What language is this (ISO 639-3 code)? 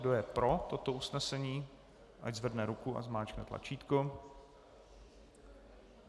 ces